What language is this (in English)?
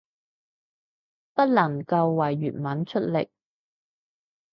Cantonese